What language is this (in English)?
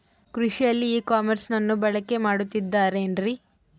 Kannada